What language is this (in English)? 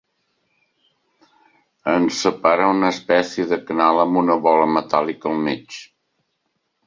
Catalan